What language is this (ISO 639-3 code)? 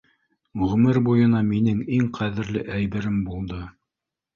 bak